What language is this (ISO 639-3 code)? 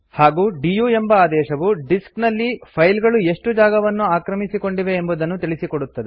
kan